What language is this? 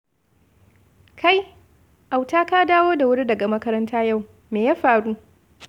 Hausa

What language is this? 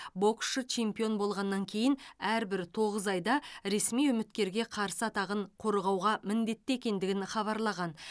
Kazakh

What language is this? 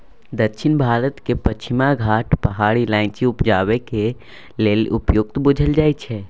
Maithili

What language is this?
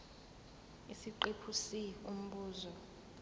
Zulu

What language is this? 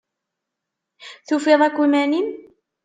Kabyle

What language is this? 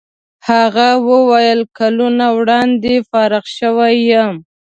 Pashto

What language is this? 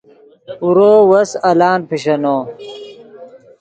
Yidgha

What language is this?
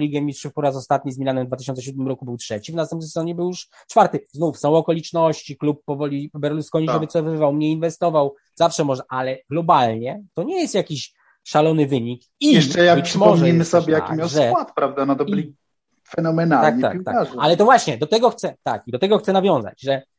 Polish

